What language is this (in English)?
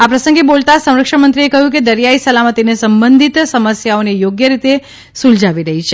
Gujarati